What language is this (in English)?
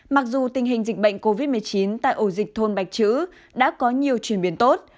Vietnamese